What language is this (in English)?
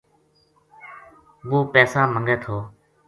Gujari